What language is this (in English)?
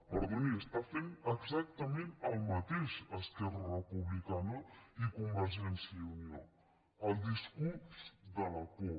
Catalan